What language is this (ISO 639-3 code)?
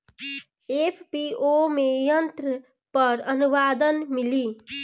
bho